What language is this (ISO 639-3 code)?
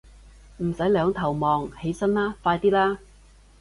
yue